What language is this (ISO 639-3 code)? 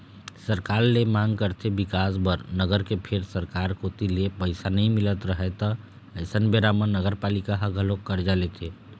hne